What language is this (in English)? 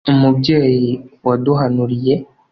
Kinyarwanda